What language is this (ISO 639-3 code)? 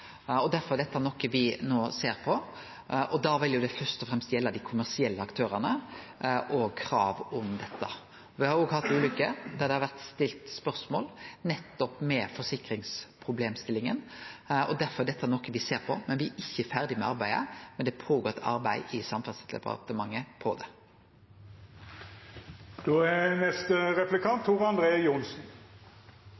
nno